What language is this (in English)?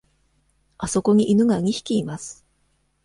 Japanese